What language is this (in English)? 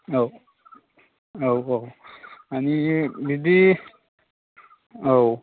Bodo